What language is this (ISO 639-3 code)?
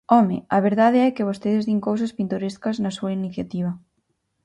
glg